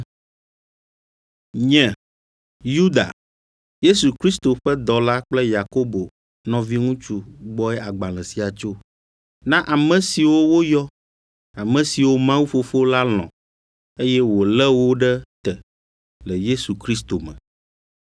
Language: Ewe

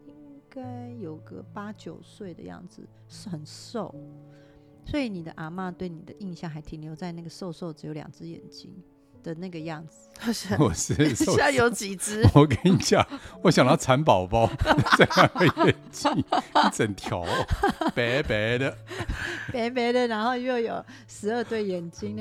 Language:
Chinese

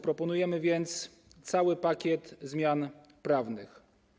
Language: Polish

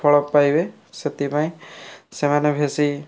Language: Odia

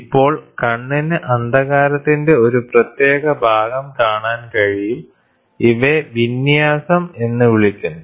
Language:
Malayalam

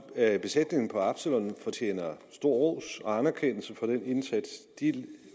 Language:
Danish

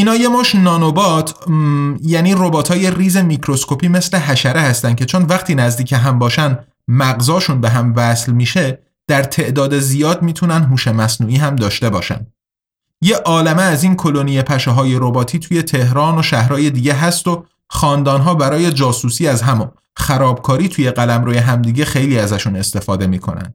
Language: Persian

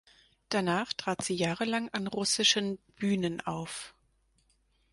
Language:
German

